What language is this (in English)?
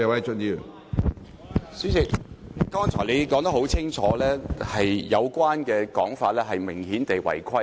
Cantonese